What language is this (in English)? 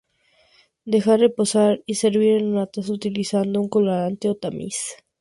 Spanish